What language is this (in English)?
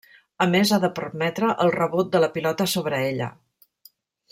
Catalan